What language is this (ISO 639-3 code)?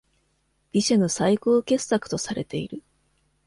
jpn